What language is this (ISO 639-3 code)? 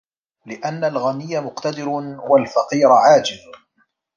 ara